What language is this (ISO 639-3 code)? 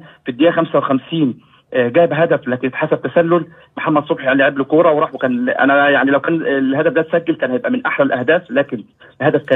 ara